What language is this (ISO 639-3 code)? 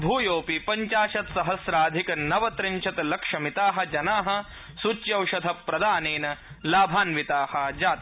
san